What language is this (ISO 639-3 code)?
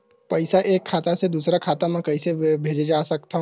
hne